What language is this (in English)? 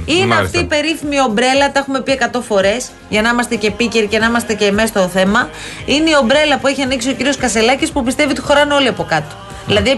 Greek